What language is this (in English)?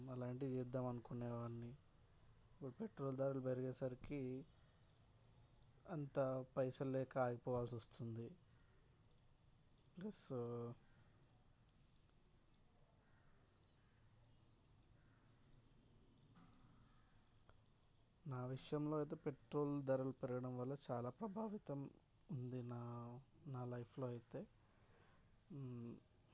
Telugu